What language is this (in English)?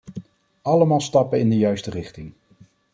Dutch